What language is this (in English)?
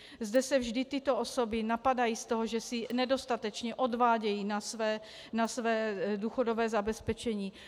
Czech